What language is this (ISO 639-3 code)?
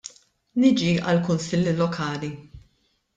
mlt